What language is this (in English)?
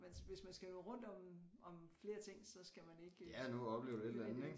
Danish